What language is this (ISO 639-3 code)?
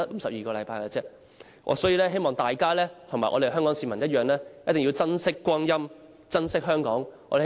yue